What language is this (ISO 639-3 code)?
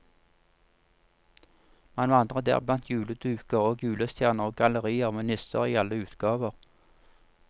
nor